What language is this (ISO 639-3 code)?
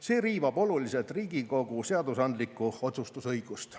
est